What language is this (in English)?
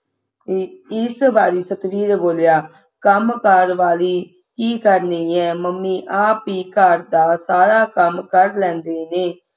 Punjabi